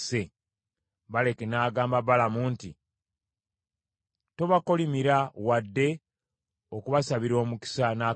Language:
Ganda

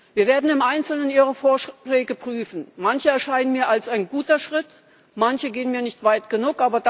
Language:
German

